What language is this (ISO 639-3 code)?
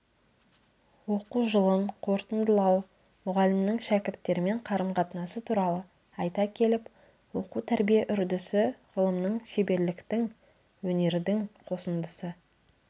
kaz